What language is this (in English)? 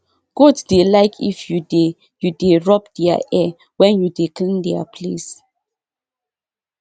Nigerian Pidgin